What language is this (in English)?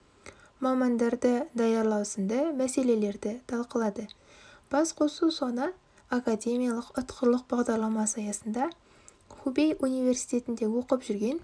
Kazakh